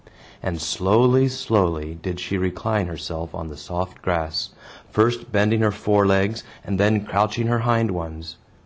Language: English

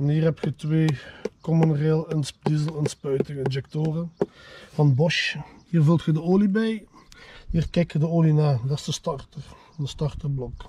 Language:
Dutch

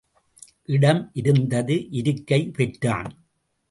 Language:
Tamil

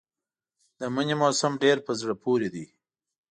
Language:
Pashto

